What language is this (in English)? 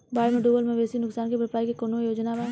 Bhojpuri